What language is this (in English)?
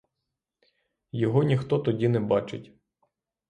Ukrainian